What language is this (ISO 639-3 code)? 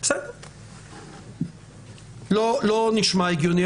heb